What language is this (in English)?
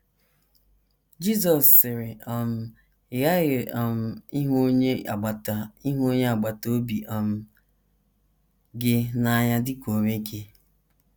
Igbo